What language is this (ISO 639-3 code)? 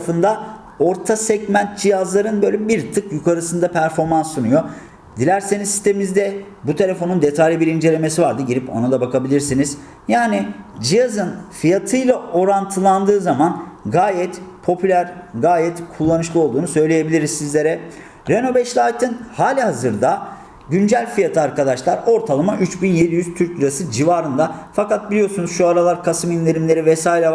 tur